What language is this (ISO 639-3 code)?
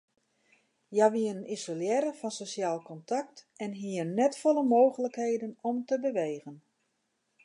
fry